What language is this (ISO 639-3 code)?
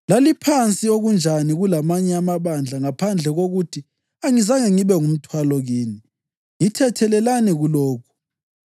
nde